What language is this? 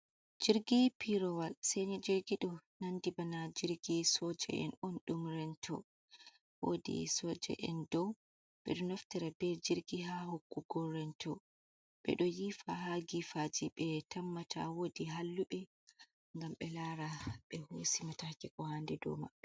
Fula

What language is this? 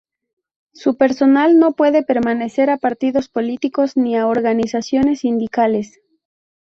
Spanish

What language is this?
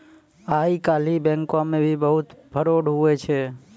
Maithili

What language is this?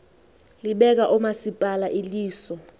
Xhosa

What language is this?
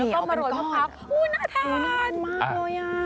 Thai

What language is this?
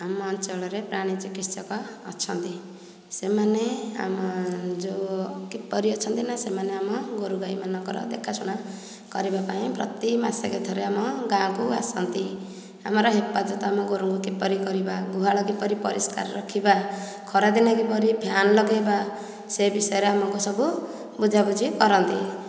Odia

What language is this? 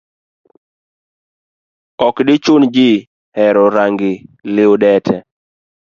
Luo (Kenya and Tanzania)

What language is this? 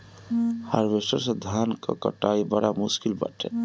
Bhojpuri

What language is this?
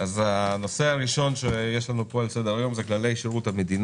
Hebrew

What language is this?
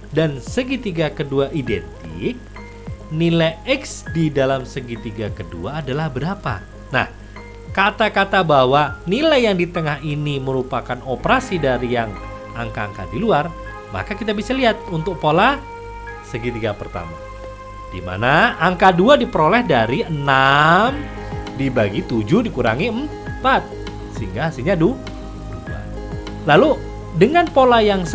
Indonesian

